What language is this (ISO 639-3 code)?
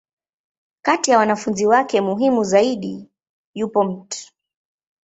swa